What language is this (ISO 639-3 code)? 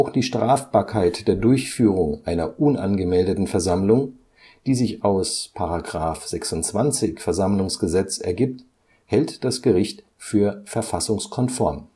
deu